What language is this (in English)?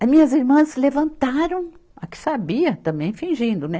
Portuguese